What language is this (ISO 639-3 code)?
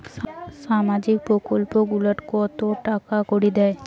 ben